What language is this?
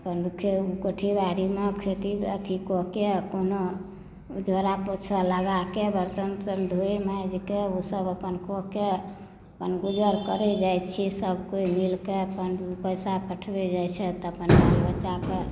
Maithili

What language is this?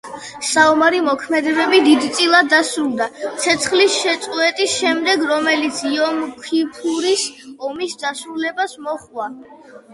Georgian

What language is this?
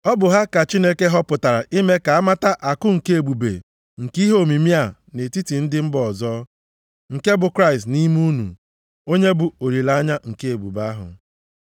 Igbo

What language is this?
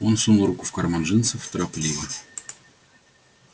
Russian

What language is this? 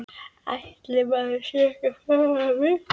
Icelandic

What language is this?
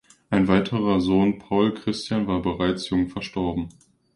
German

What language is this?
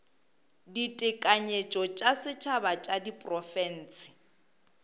Northern Sotho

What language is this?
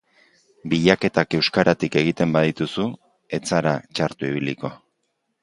Basque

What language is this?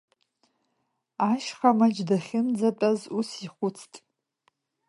Abkhazian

